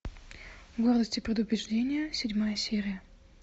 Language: Russian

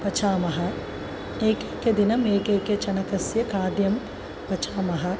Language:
Sanskrit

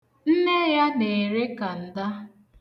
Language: Igbo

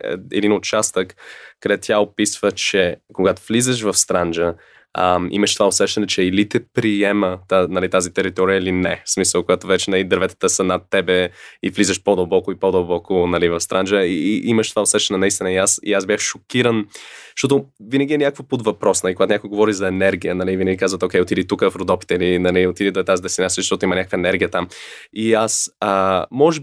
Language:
Bulgarian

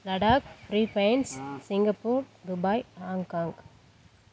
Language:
Tamil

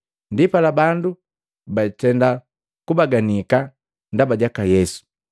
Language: Matengo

